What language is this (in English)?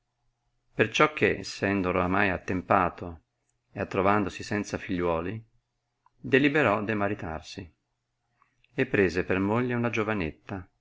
Italian